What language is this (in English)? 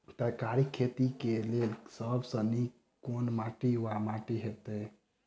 Maithili